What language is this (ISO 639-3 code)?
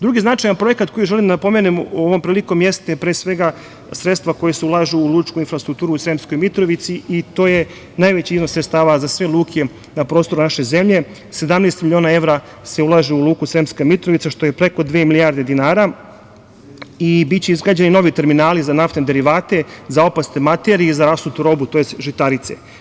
srp